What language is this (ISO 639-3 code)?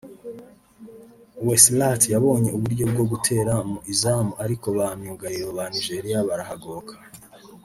kin